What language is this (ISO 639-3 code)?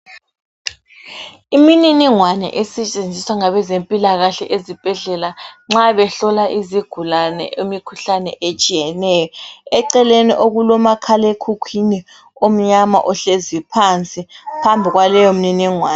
nde